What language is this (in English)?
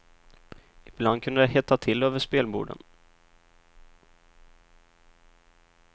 Swedish